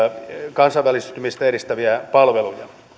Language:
Finnish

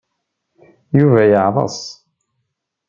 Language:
Kabyle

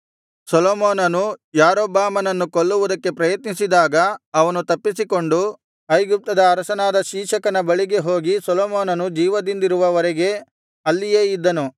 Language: Kannada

